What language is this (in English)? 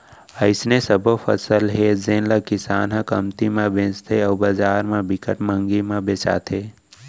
Chhattisgarhi